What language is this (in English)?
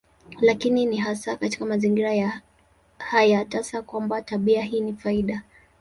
Swahili